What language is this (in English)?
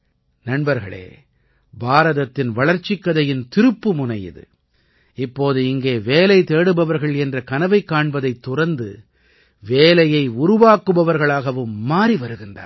Tamil